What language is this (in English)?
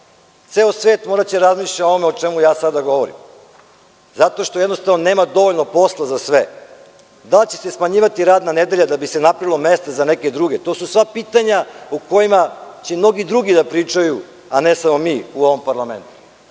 Serbian